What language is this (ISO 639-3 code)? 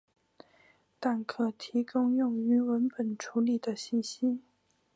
zho